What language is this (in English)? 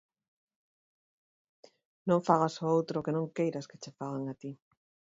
Galician